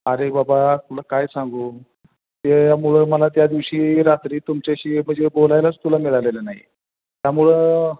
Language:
Marathi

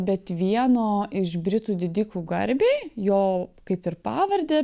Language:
Lithuanian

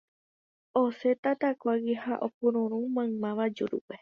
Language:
Guarani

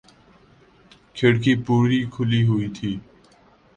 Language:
Urdu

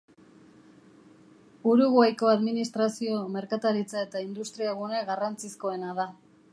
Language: Basque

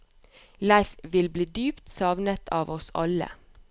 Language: Norwegian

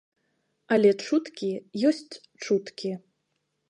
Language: Belarusian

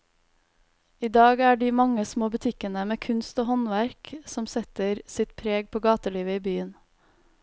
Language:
Norwegian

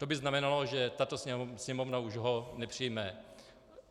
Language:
Czech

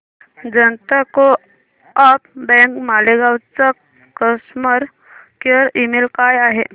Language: Marathi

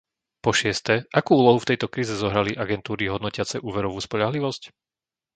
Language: Slovak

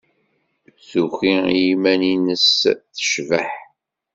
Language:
Kabyle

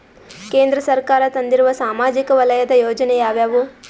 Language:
Kannada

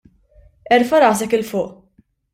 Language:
Maltese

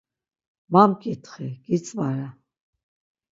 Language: Laz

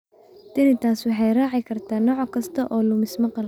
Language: Somali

